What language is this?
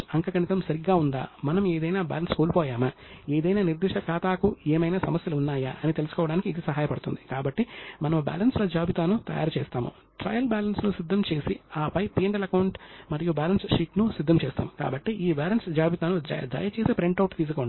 Telugu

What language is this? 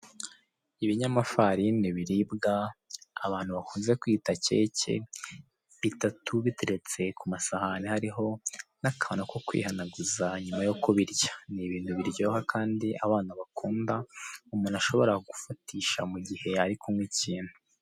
Kinyarwanda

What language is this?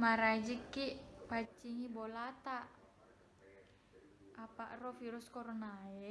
Indonesian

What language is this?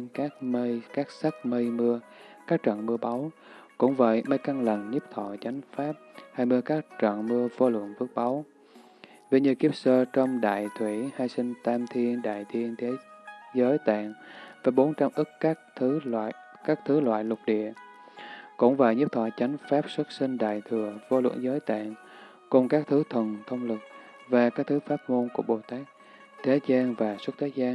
Vietnamese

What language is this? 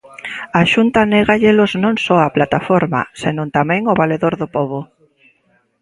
Galician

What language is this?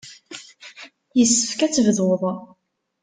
Kabyle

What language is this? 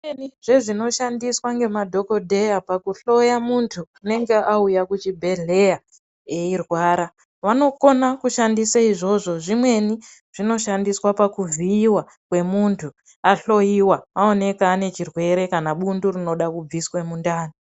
Ndau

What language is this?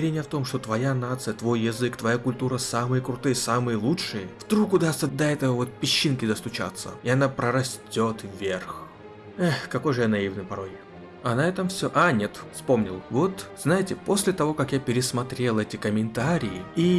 Russian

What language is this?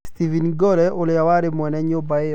Kikuyu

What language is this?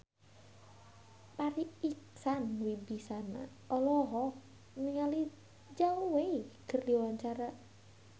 Sundanese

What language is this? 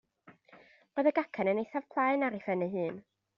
Welsh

